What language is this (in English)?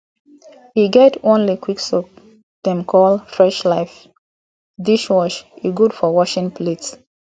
Nigerian Pidgin